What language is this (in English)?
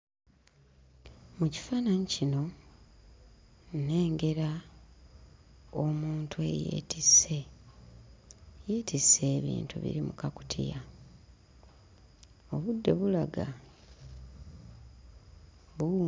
Ganda